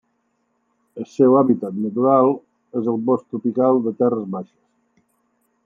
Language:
Catalan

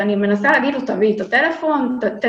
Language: Hebrew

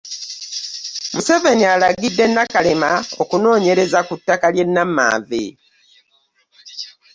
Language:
Ganda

